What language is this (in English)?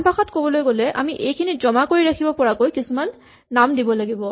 Assamese